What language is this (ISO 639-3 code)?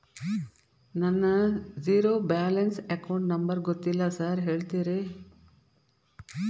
kan